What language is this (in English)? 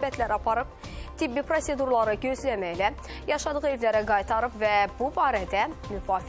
Turkish